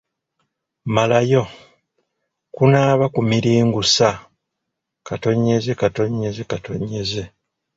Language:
Ganda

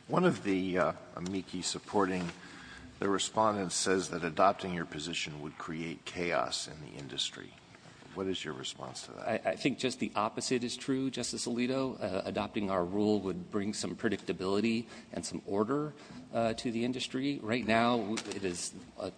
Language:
English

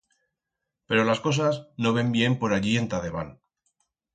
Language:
Aragonese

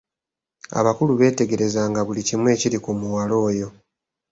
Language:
Ganda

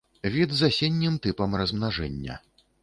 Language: Belarusian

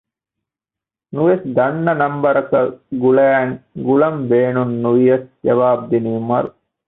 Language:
Divehi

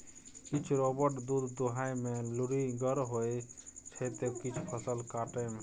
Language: Maithili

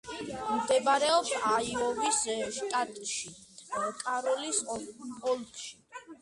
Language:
Georgian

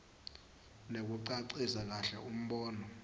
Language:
Swati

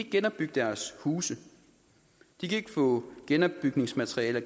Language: Danish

